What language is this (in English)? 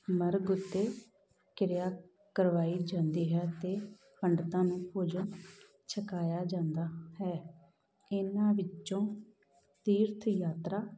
Punjabi